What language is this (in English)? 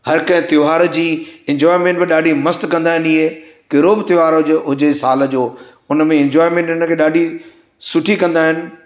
Sindhi